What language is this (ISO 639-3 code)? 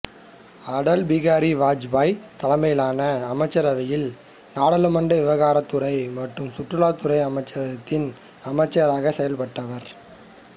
tam